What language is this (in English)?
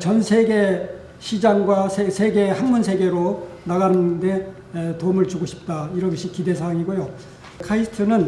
Korean